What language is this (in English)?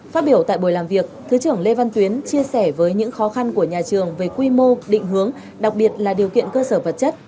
Vietnamese